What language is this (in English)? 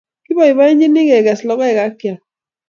Kalenjin